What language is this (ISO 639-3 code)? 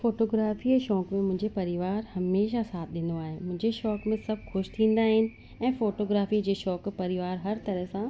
snd